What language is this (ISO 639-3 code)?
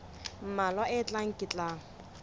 sot